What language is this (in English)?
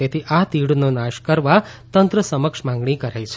Gujarati